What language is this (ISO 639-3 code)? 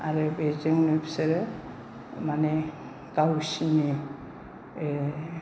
brx